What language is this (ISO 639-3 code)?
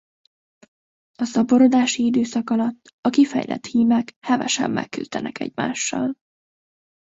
hun